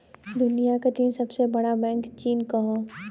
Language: Bhojpuri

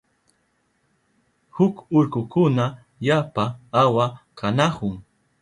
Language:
Southern Pastaza Quechua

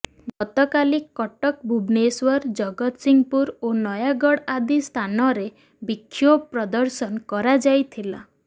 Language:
Odia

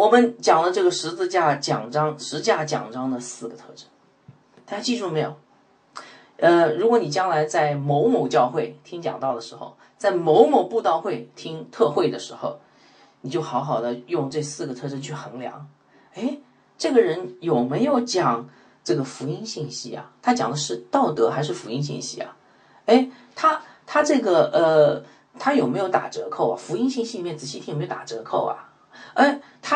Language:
Chinese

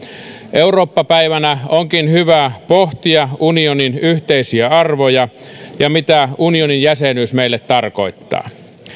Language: Finnish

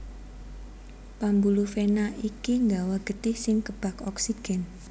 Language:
Javanese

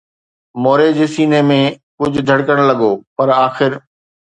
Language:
Sindhi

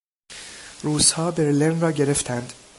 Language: Persian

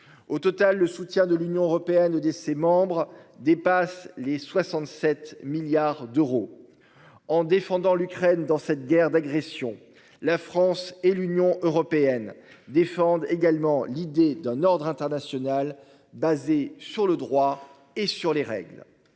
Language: French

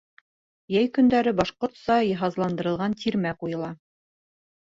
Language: Bashkir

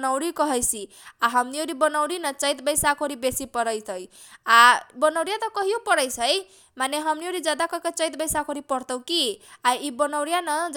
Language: Kochila Tharu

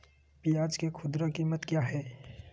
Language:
Magahi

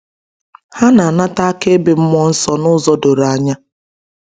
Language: Igbo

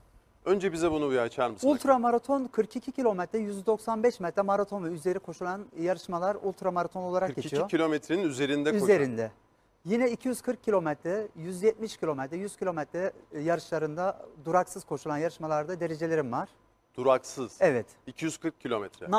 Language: Turkish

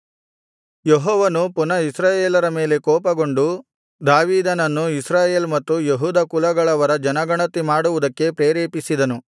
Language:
Kannada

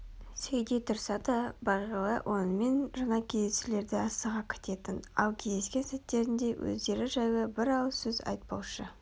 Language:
Kazakh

